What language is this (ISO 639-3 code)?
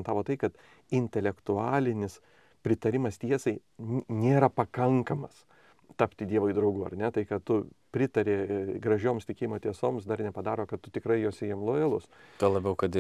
lit